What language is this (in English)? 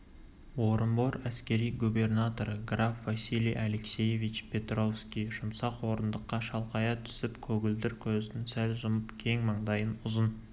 Kazakh